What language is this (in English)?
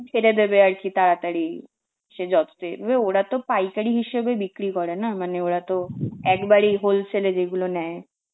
Bangla